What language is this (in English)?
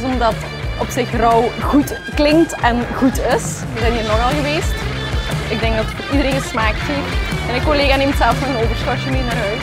Dutch